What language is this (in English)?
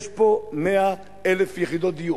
Hebrew